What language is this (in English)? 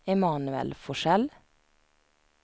Swedish